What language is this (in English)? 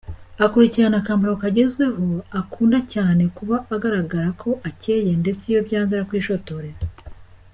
Kinyarwanda